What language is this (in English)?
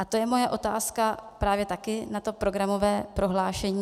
Czech